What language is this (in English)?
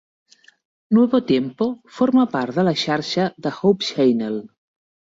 Catalan